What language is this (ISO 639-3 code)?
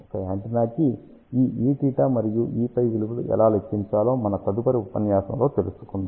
tel